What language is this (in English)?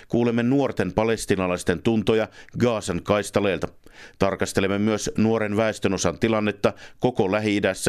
Finnish